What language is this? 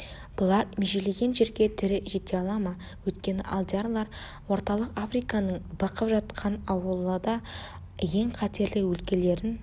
Kazakh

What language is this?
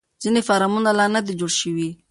Pashto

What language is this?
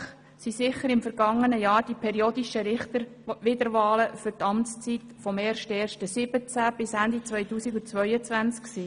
Swiss German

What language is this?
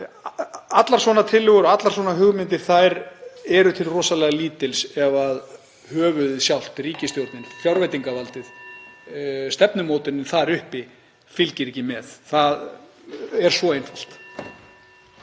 Icelandic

